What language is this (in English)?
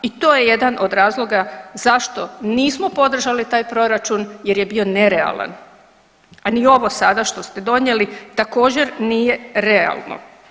Croatian